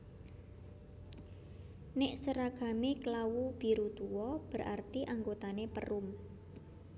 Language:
Javanese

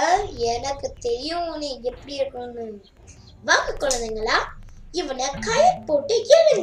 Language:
Tamil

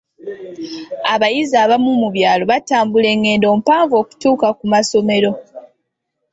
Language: Ganda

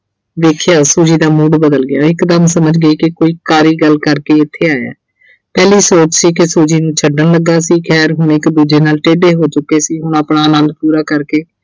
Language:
Punjabi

